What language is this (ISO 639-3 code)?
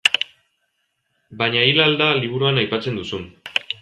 eus